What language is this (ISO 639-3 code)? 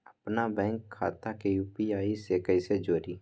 mag